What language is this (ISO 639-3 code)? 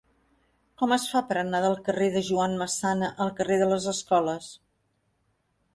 cat